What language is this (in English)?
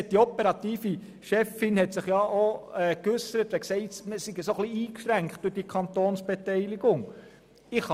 Swiss German